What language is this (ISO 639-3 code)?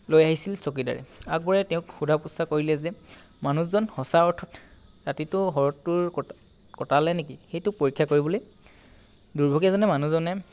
asm